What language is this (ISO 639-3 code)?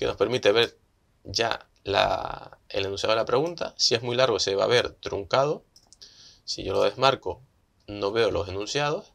spa